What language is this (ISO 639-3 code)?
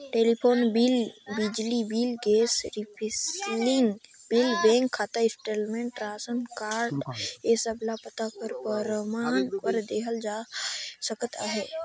hne